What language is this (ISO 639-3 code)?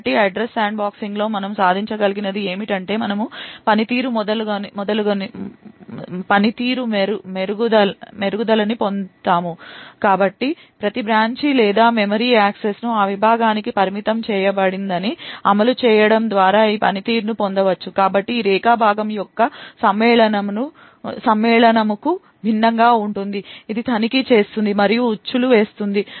tel